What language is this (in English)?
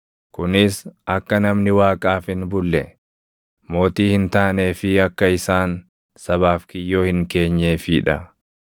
Oromo